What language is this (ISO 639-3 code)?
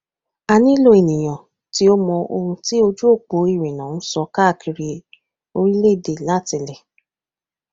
yor